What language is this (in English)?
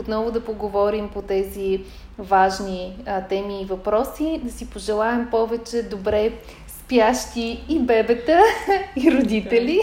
Bulgarian